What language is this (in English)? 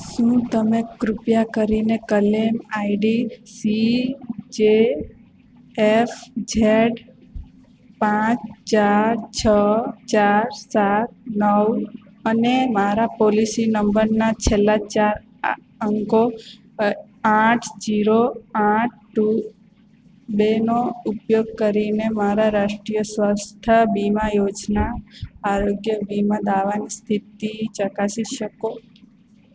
Gujarati